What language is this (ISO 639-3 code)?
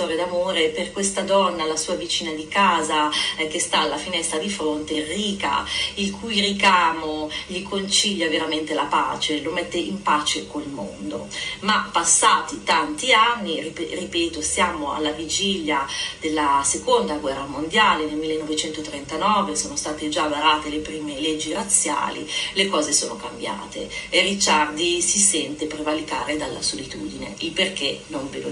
ita